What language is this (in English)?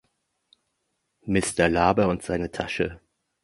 German